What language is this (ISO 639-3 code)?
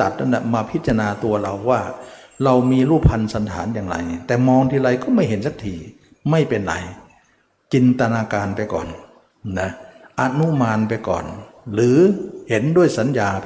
tha